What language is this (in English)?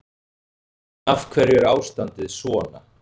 Icelandic